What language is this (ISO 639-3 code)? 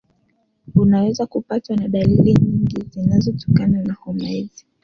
swa